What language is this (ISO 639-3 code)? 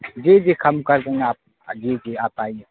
urd